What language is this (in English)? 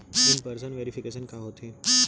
Chhattisgarhi